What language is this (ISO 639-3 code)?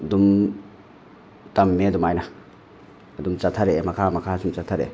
mni